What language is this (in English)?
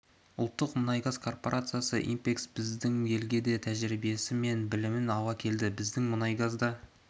Kazakh